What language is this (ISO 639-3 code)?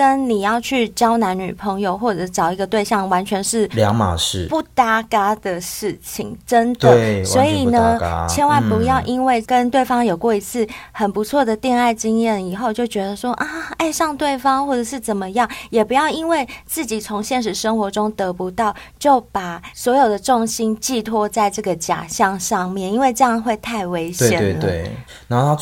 zho